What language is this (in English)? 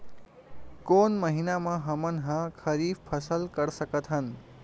Chhattisgarhi